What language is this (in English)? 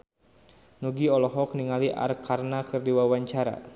Sundanese